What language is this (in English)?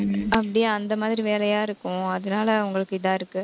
Tamil